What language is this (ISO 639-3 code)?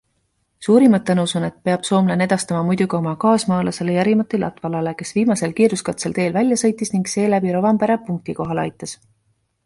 est